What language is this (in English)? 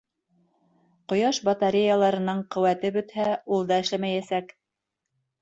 Bashkir